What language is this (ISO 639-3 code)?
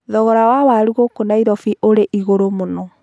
kik